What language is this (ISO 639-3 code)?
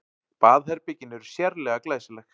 isl